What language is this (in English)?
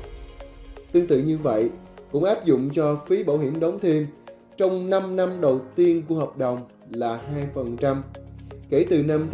Vietnamese